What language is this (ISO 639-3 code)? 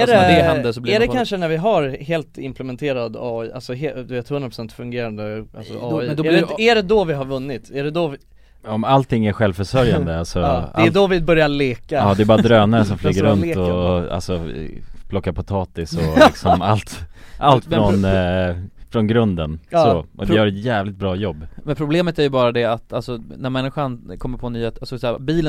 swe